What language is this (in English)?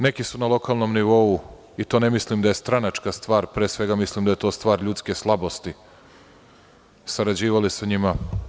Serbian